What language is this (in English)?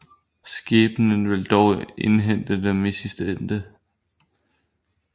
Danish